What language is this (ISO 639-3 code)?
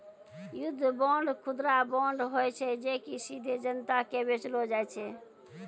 mai